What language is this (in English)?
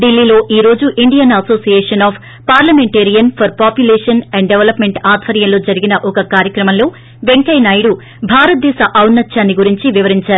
Telugu